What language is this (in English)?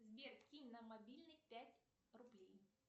Russian